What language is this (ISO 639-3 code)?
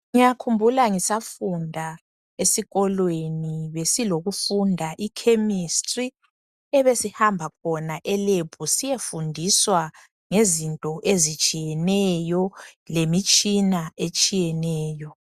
nde